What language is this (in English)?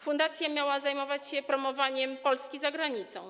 Polish